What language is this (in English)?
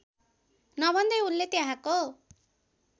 Nepali